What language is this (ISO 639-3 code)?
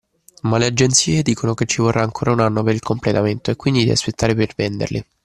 ita